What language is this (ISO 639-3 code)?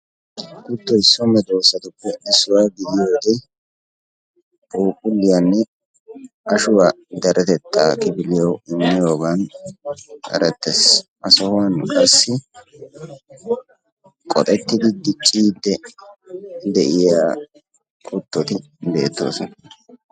wal